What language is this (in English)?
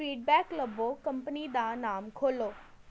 Punjabi